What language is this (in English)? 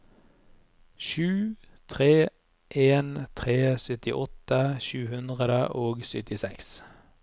Norwegian